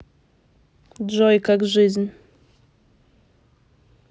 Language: Russian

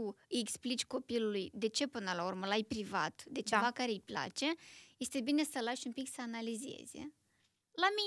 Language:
Romanian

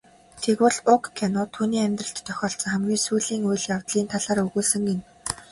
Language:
Mongolian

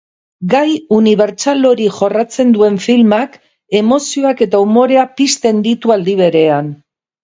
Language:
Basque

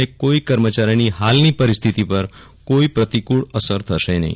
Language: Gujarati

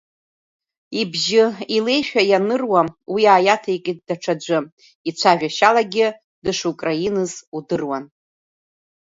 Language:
Abkhazian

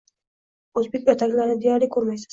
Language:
Uzbek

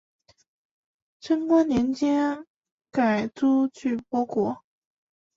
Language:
Chinese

